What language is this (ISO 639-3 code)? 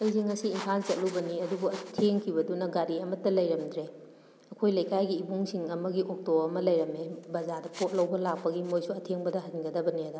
mni